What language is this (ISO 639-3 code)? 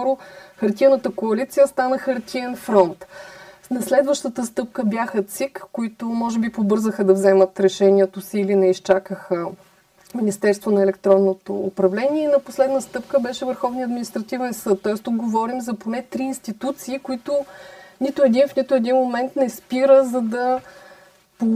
bul